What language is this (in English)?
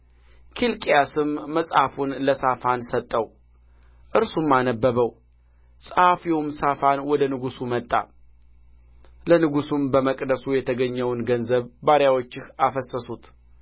Amharic